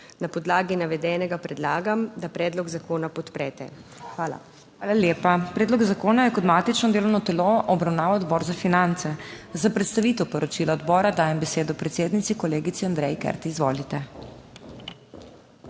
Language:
Slovenian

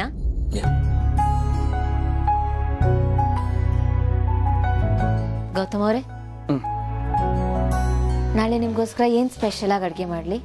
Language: Kannada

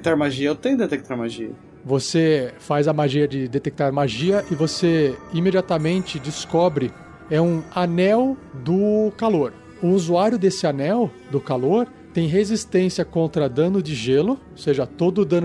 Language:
Portuguese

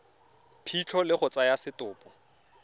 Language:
Tswana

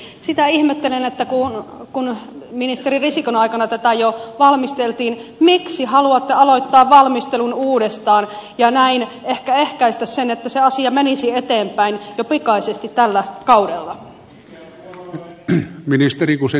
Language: Finnish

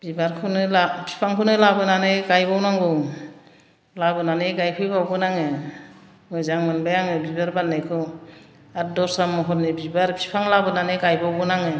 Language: Bodo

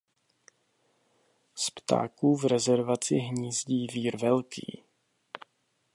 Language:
Czech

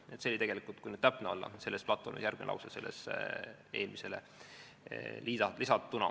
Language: Estonian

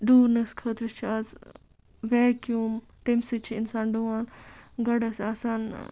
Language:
Kashmiri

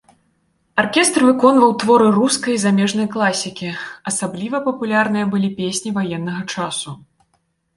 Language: Belarusian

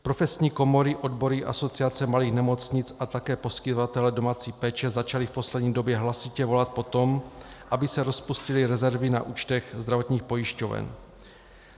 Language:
Czech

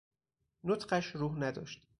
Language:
Persian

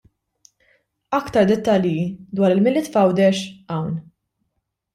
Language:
Maltese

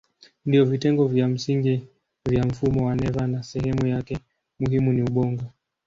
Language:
Swahili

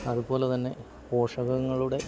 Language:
Malayalam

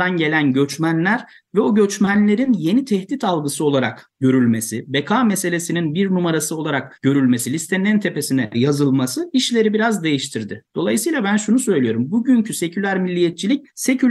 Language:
Turkish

